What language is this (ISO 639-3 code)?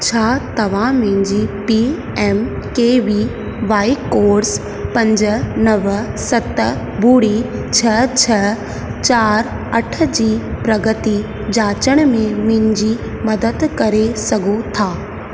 snd